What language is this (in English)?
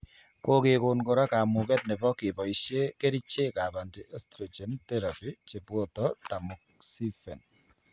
Kalenjin